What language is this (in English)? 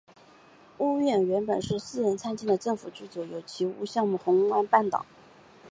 Chinese